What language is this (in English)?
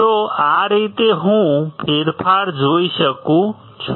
Gujarati